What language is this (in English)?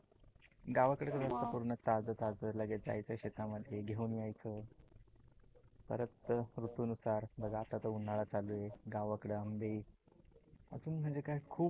Marathi